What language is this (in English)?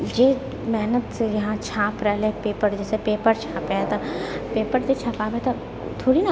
Maithili